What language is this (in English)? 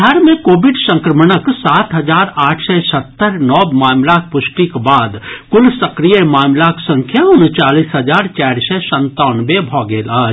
Maithili